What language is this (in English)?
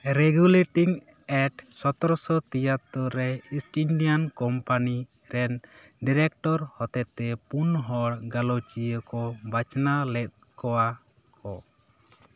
Santali